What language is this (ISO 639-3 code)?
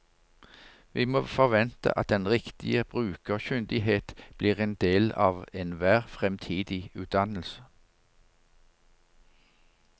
nor